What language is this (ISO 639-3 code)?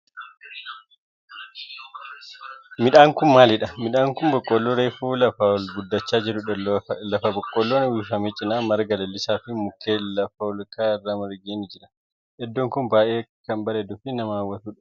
orm